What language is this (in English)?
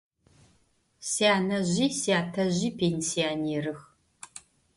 Adyghe